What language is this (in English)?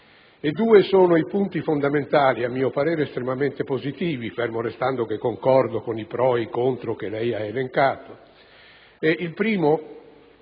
Italian